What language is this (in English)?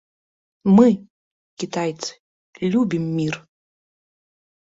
Belarusian